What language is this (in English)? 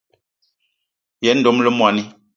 Eton (Cameroon)